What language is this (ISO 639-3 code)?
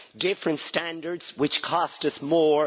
eng